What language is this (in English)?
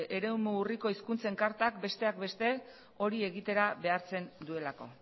Basque